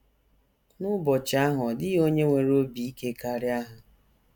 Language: Igbo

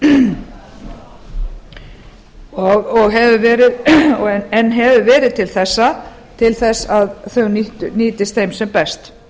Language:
Icelandic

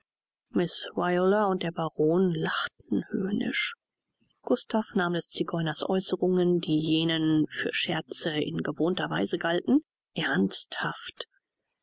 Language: German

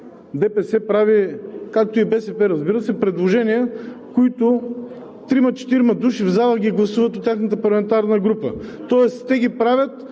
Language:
Bulgarian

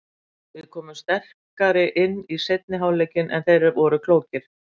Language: Icelandic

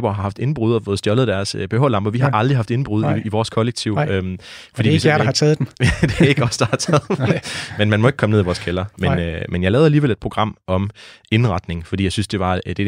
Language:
Danish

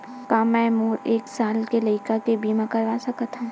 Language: Chhattisgarhi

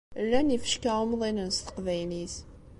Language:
Kabyle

